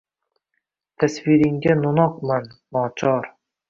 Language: Uzbek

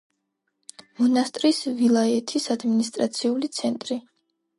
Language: Georgian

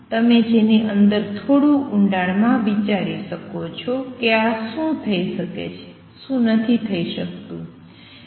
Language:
Gujarati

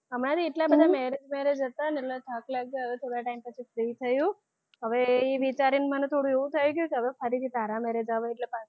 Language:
Gujarati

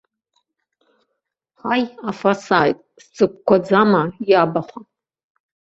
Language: Abkhazian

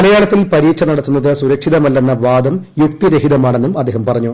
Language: Malayalam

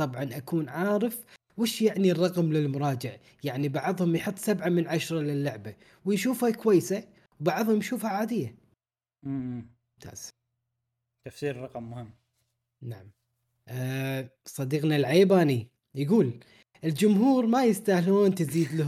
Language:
Arabic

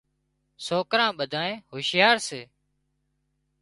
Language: Wadiyara Koli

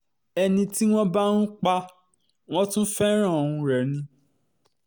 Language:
Yoruba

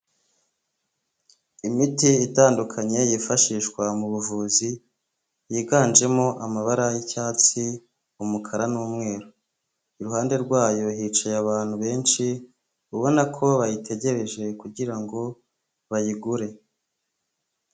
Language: Kinyarwanda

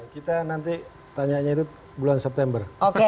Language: Indonesian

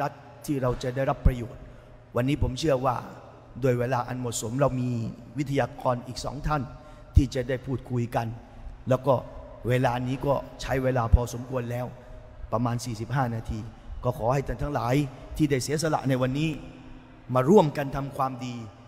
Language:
Thai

